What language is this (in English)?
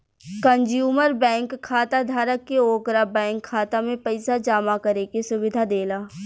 Bhojpuri